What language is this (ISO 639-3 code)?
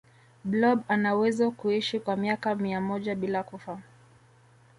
swa